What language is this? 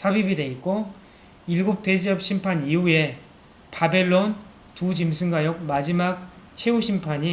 Korean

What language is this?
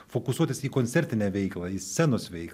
Lithuanian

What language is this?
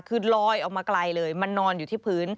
Thai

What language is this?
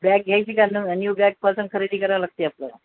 Marathi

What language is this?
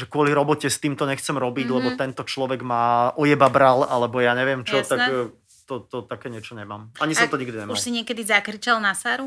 Slovak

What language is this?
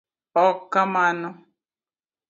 Luo (Kenya and Tanzania)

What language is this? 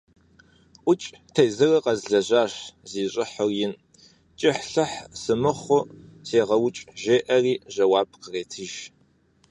Kabardian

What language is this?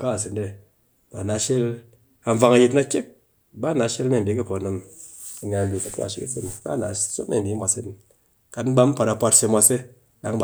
Cakfem-Mushere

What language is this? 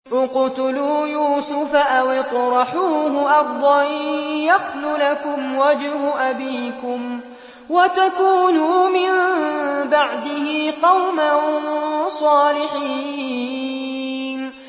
Arabic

